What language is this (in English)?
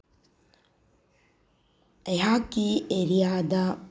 Manipuri